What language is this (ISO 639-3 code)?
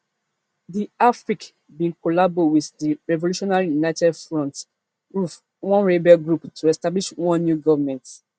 pcm